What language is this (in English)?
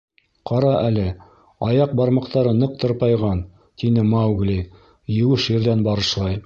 Bashkir